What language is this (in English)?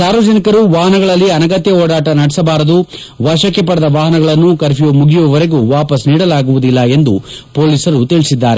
Kannada